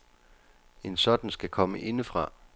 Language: Danish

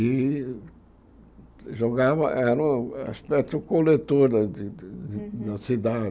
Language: Portuguese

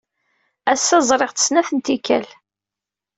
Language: Kabyle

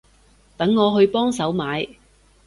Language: Cantonese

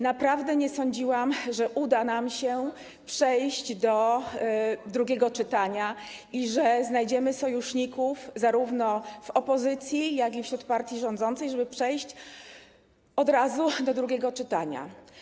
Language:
Polish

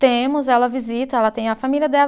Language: Portuguese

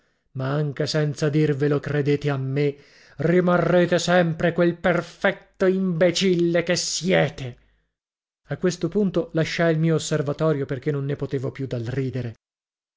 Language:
Italian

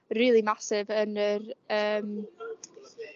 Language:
Welsh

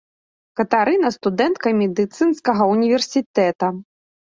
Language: Belarusian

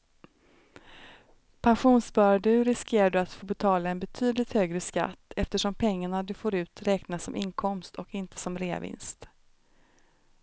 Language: Swedish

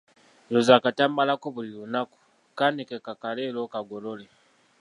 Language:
Ganda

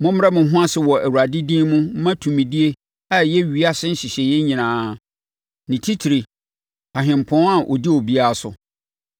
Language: Akan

